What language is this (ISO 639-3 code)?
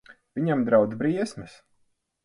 lav